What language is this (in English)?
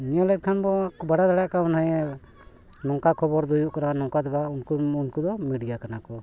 Santali